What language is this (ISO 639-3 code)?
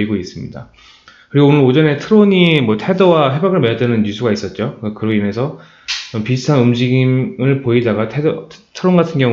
kor